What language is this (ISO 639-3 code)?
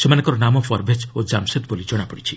ori